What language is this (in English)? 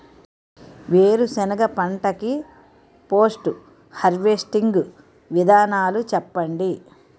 Telugu